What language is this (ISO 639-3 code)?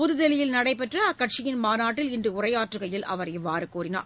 tam